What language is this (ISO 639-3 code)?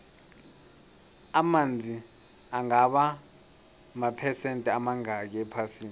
nbl